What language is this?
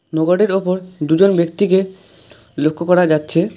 Bangla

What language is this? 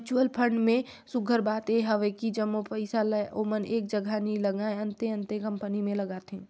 Chhattisgarhi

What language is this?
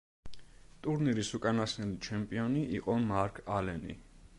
Georgian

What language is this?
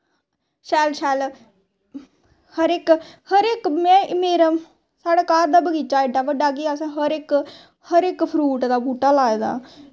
Dogri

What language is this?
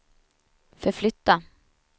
Swedish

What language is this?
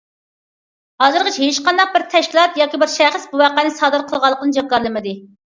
Uyghur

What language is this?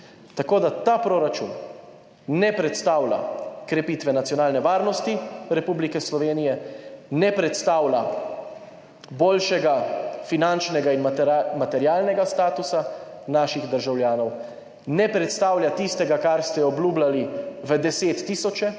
Slovenian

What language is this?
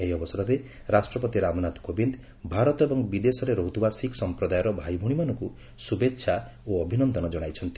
Odia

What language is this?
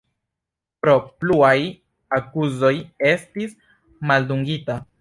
Esperanto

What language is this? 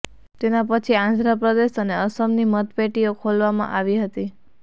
Gujarati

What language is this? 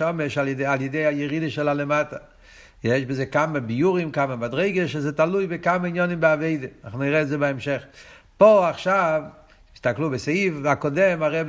Hebrew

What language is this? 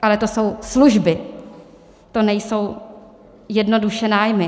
Czech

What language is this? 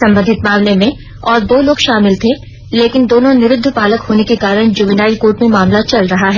Hindi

